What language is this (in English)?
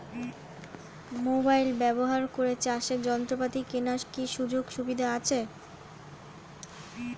Bangla